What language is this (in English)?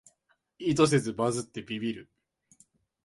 Japanese